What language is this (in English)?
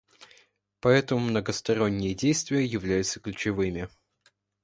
Russian